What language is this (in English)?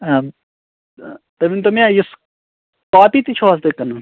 Kashmiri